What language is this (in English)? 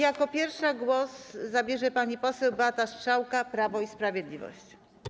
Polish